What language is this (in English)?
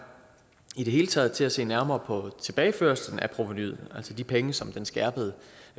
Danish